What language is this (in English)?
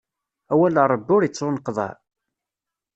Kabyle